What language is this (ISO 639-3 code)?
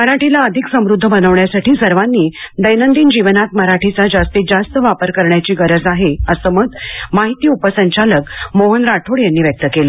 mar